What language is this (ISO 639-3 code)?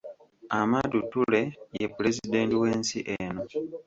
lug